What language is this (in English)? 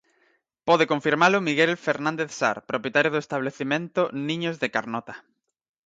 Galician